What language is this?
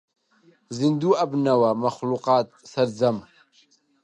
Central Kurdish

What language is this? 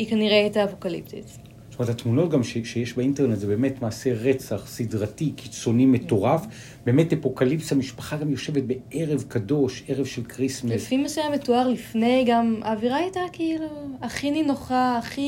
Hebrew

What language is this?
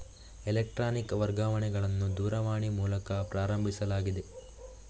Kannada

